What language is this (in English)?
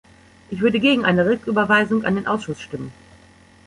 German